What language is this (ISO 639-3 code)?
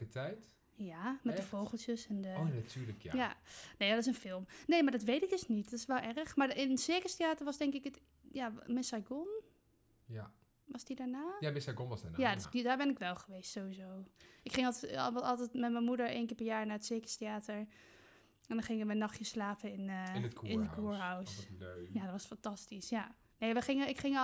nld